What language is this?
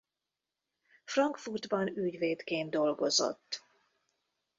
Hungarian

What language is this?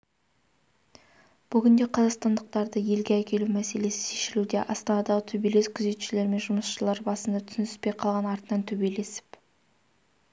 Kazakh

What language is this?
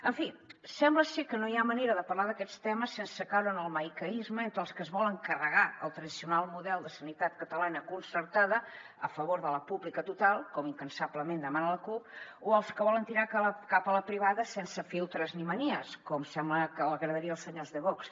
Catalan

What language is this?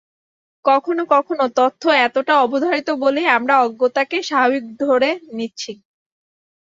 Bangla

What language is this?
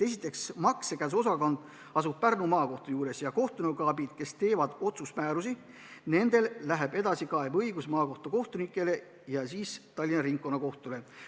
Estonian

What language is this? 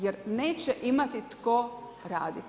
Croatian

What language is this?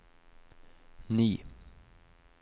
Norwegian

